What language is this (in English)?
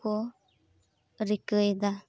Santali